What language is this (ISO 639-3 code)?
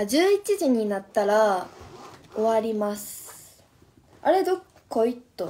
jpn